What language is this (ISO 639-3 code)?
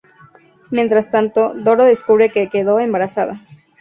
spa